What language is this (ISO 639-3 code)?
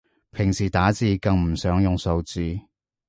yue